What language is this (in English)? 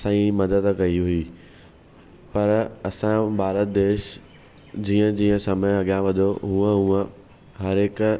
Sindhi